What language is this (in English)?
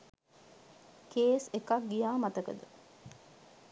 Sinhala